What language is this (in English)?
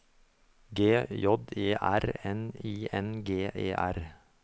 Norwegian